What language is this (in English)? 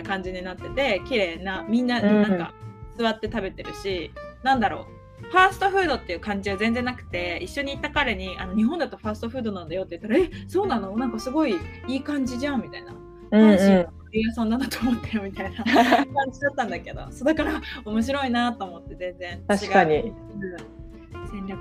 Japanese